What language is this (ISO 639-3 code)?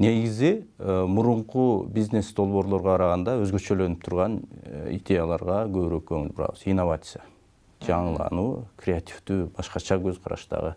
tur